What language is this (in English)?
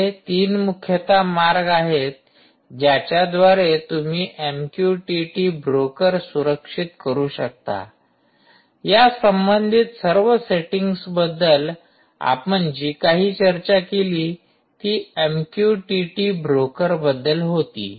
Marathi